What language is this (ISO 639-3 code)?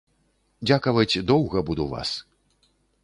bel